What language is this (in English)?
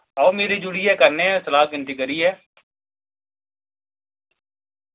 Dogri